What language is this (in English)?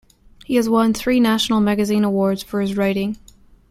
English